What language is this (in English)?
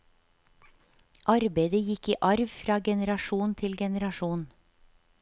Norwegian